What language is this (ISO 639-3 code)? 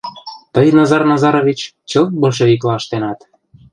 chm